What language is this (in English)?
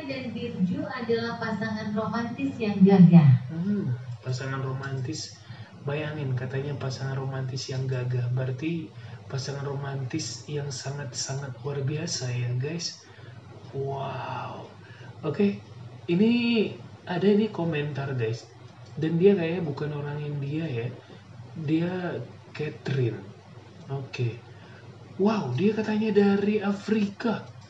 Indonesian